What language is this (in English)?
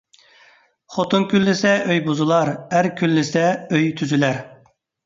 Uyghur